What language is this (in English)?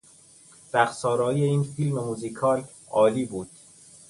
Persian